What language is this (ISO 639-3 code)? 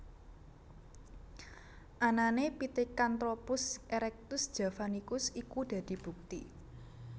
jav